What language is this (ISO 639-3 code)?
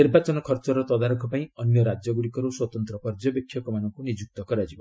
ori